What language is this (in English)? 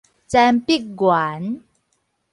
Min Nan Chinese